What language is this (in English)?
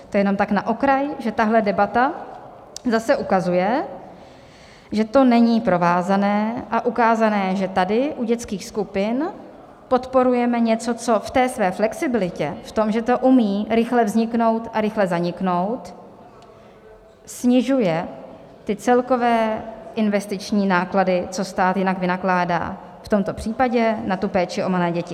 Czech